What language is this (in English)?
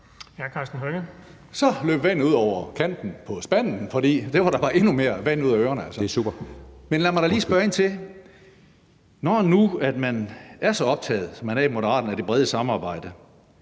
Danish